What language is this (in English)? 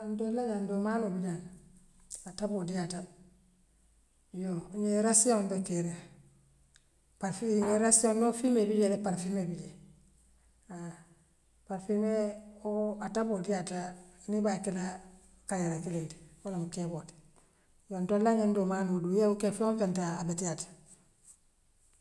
Western Maninkakan